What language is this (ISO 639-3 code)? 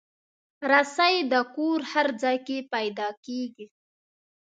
pus